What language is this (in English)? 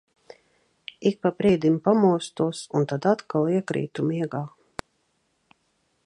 Latvian